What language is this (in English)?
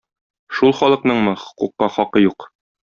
Tatar